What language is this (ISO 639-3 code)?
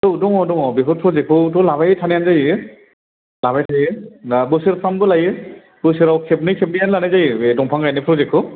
brx